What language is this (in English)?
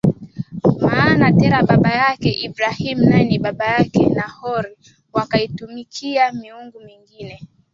Swahili